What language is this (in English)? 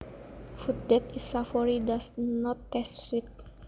Javanese